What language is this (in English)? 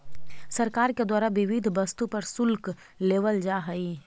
Magahi